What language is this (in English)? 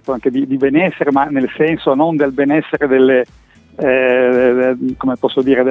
Italian